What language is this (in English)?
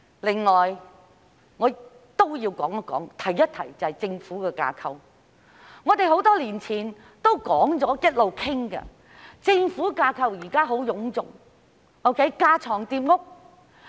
Cantonese